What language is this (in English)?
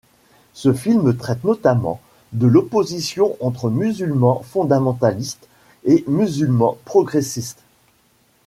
French